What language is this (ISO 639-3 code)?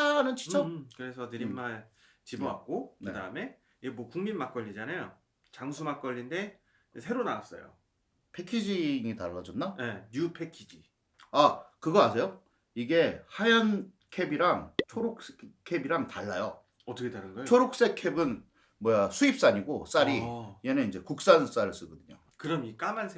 kor